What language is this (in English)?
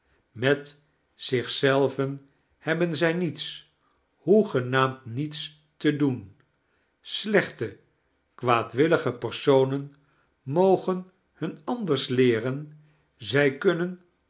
Dutch